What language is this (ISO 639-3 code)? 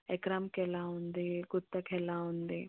tel